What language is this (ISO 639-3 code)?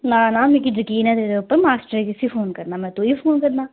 doi